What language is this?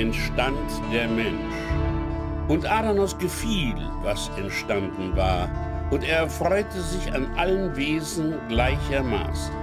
German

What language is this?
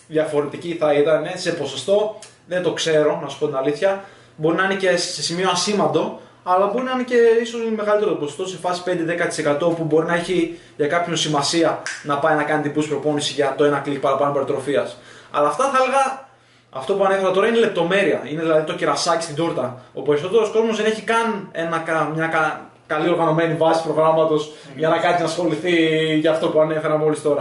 Greek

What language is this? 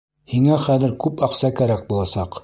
Bashkir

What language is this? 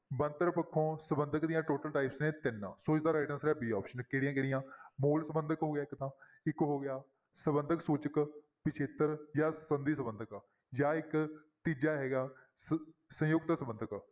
Punjabi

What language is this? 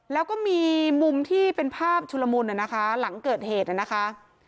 Thai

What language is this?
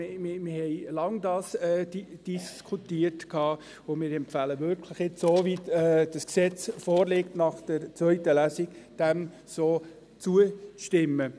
Swiss German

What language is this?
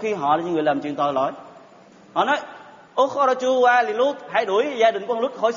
Vietnamese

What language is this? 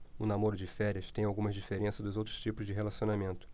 Portuguese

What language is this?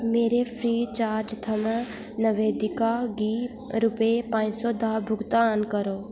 Dogri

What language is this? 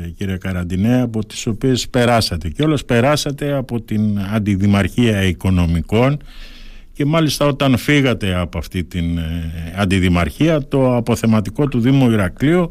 Greek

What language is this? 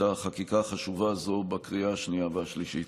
Hebrew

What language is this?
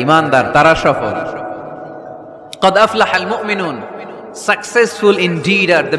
Bangla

